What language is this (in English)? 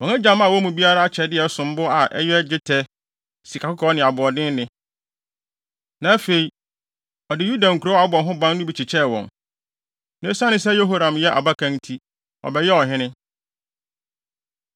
Akan